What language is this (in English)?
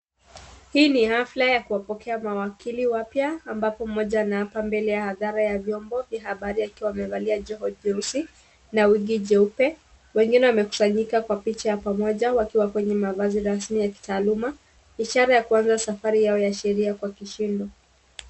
Swahili